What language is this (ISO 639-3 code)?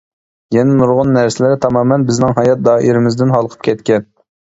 uig